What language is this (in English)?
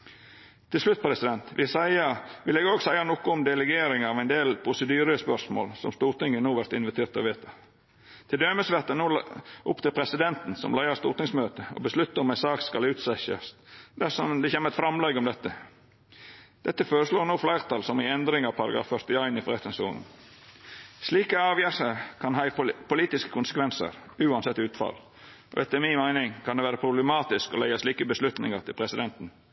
Norwegian Nynorsk